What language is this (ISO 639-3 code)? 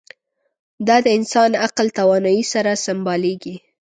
pus